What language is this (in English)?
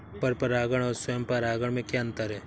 Hindi